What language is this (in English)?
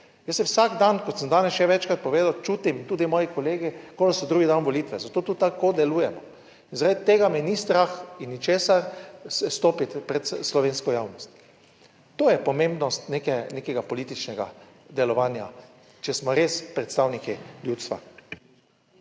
Slovenian